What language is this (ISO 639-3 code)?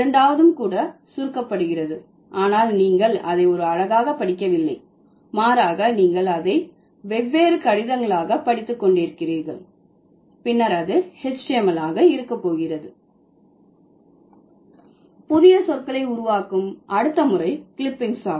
tam